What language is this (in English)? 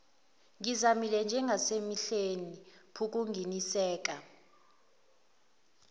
Zulu